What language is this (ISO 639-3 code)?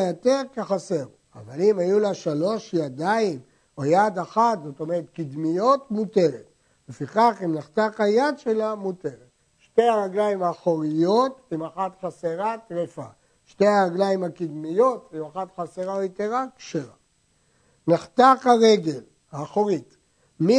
heb